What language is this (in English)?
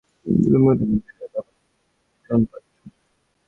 Bangla